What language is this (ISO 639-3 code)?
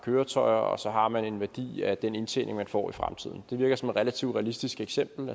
dan